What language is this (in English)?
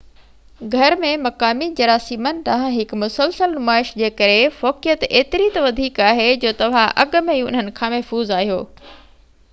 Sindhi